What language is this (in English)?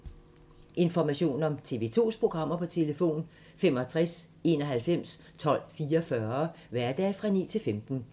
Danish